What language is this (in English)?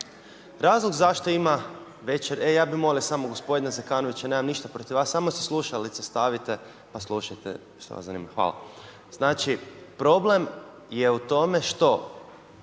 Croatian